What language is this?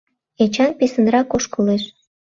Mari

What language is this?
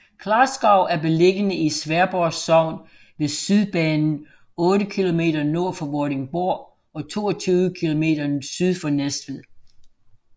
Danish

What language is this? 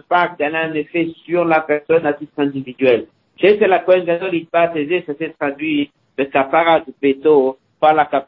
French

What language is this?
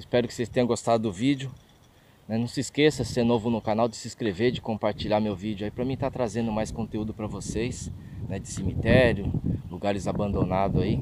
Portuguese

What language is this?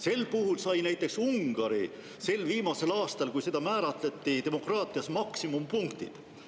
Estonian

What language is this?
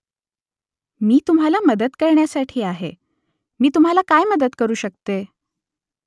Marathi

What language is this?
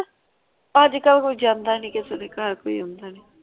Punjabi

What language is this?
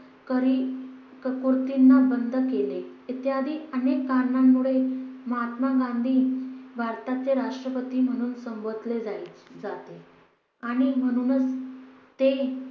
Marathi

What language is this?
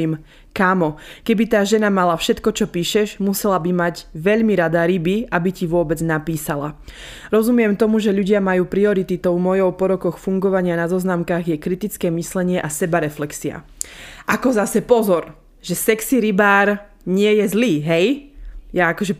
Slovak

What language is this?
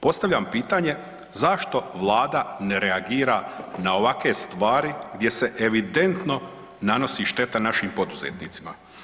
Croatian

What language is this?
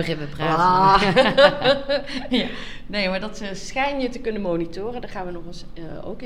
Dutch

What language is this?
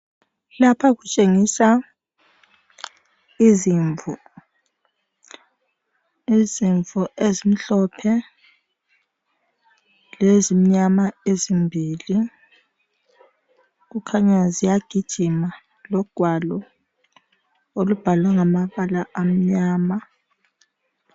North Ndebele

